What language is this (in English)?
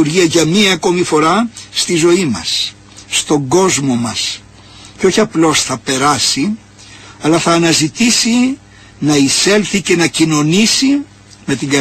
Greek